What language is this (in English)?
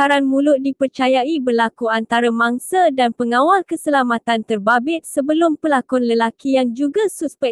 Malay